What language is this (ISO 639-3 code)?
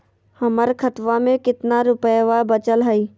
mag